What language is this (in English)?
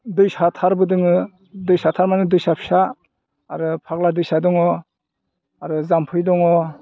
Bodo